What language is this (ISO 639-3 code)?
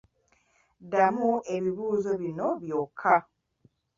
lug